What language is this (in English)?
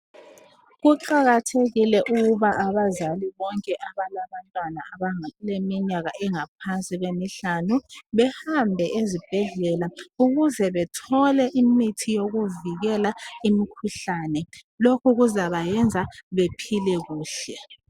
North Ndebele